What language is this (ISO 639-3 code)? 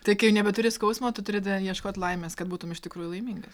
lit